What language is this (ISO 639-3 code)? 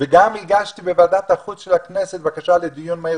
heb